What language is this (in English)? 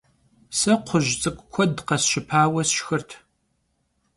Kabardian